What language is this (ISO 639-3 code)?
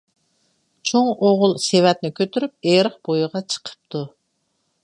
uig